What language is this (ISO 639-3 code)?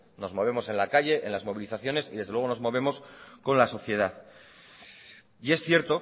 spa